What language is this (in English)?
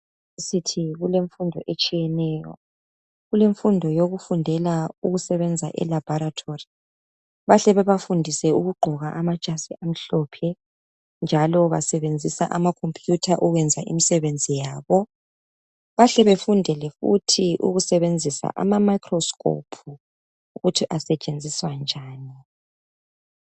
North Ndebele